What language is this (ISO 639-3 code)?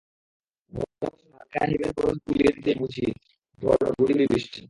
ben